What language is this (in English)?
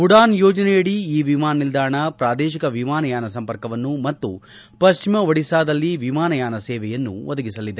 Kannada